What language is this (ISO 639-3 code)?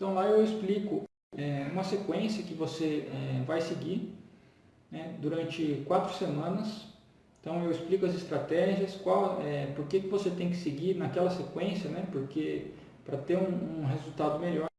por